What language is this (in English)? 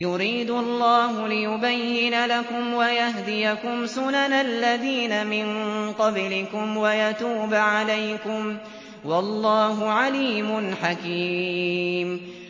Arabic